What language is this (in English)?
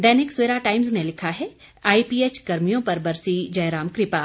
Hindi